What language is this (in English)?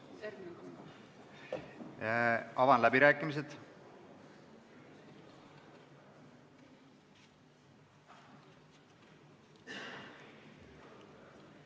Estonian